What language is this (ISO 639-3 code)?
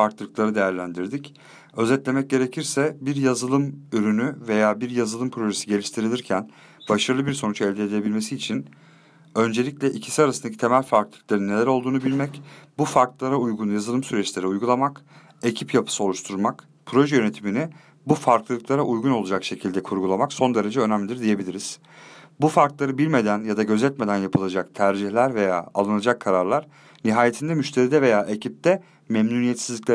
tur